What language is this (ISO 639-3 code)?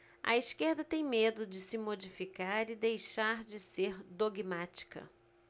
por